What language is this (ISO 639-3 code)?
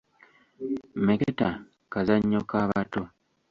lug